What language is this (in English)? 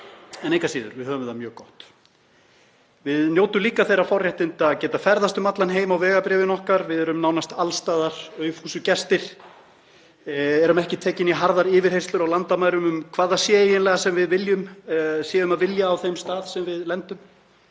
Icelandic